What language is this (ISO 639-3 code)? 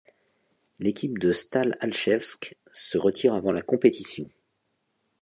fra